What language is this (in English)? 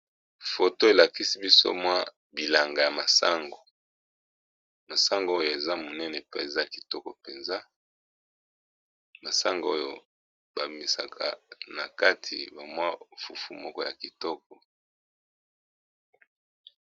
Lingala